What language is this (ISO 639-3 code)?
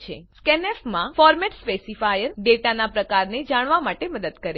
guj